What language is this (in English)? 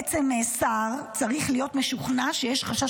Hebrew